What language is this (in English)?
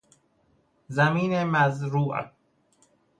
Persian